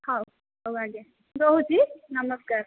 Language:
Odia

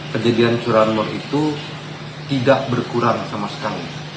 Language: Indonesian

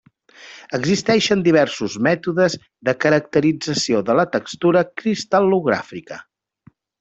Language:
Catalan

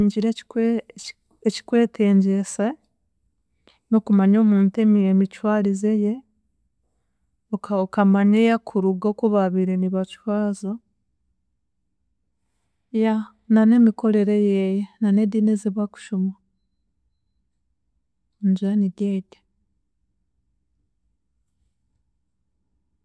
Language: Chiga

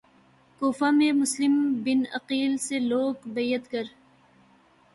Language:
Urdu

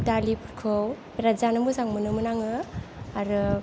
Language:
Bodo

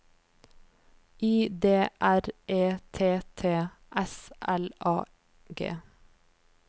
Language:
Norwegian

